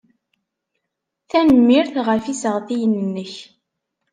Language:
Kabyle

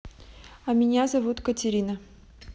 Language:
Russian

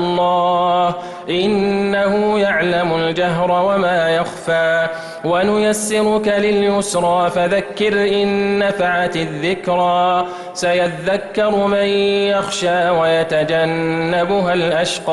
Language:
Arabic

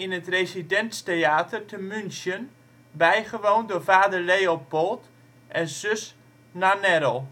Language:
Dutch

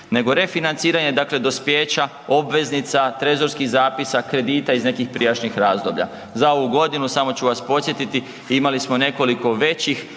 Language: Croatian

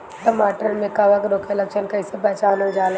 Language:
Bhojpuri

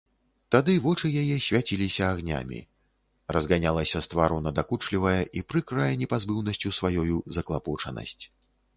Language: Belarusian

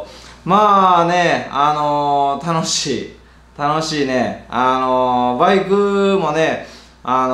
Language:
Japanese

